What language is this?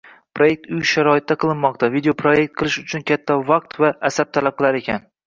Uzbek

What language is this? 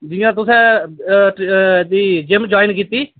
Dogri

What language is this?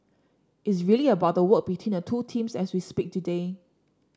English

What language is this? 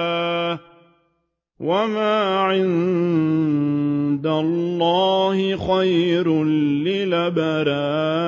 Arabic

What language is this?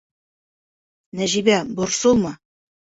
Bashkir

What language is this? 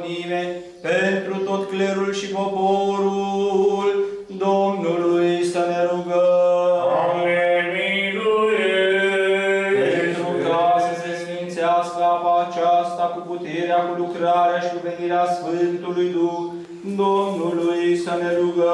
Romanian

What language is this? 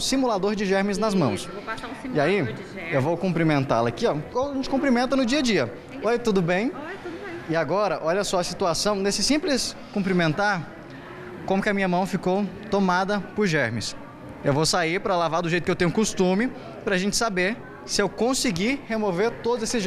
Portuguese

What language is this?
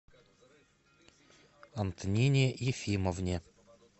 Russian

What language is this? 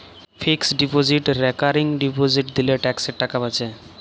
Bangla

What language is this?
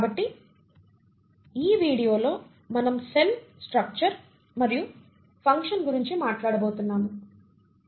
Telugu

